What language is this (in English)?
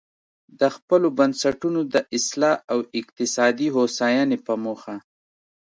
Pashto